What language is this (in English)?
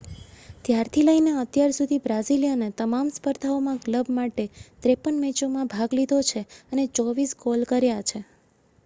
Gujarati